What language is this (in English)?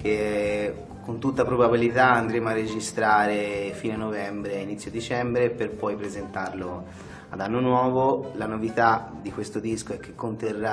Italian